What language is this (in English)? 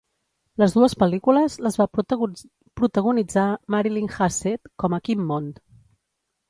Catalan